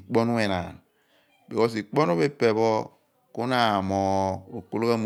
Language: Abua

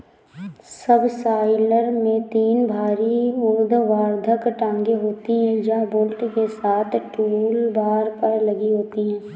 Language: Hindi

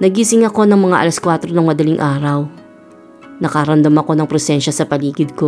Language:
Filipino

